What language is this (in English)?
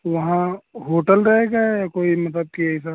Urdu